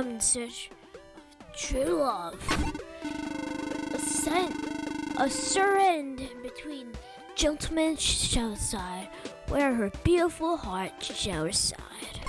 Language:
English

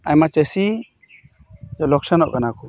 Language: Santali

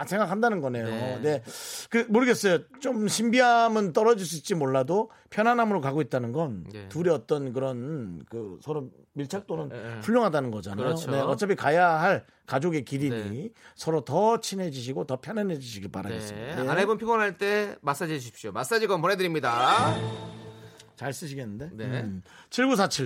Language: Korean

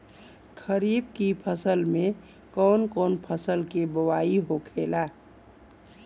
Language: Bhojpuri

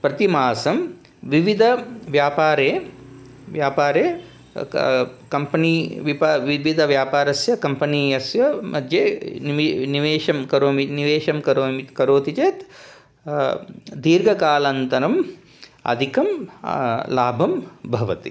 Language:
Sanskrit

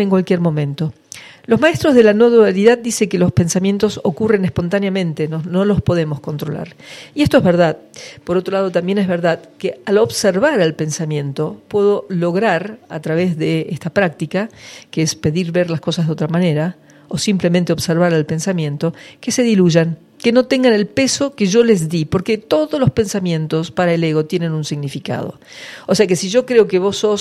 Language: Spanish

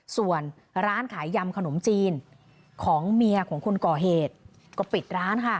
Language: Thai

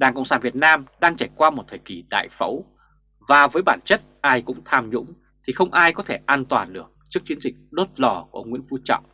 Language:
Vietnamese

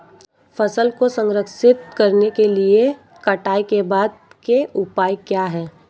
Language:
Hindi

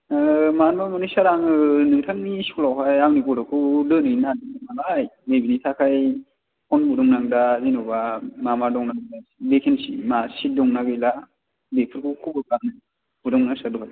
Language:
Bodo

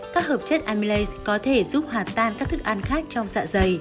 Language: Vietnamese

